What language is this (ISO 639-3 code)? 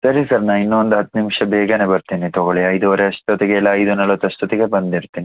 kan